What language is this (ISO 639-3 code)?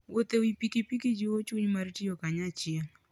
luo